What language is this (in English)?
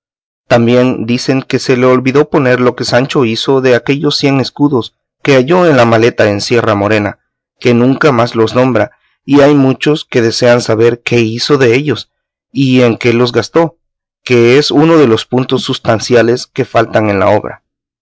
Spanish